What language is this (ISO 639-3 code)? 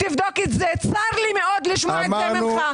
heb